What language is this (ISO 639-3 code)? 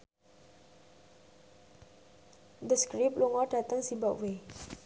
jav